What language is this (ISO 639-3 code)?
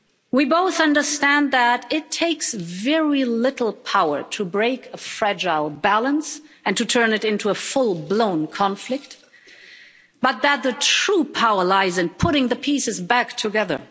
eng